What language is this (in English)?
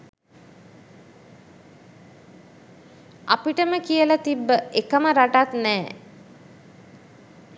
Sinhala